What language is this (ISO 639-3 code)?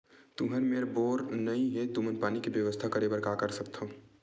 hne